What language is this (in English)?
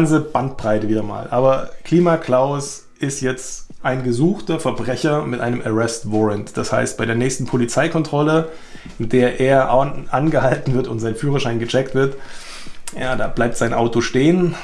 German